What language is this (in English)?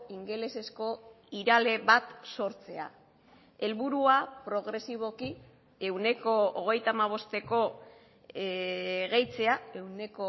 Basque